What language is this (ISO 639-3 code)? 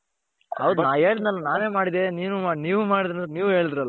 kan